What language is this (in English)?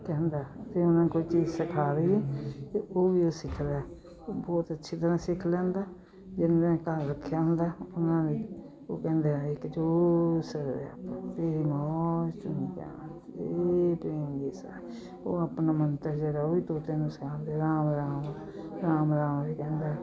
Punjabi